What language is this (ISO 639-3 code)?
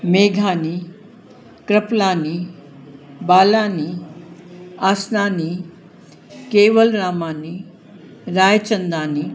snd